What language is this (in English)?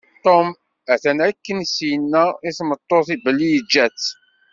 Kabyle